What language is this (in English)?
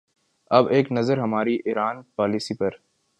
Urdu